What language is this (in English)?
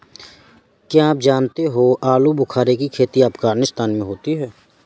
Hindi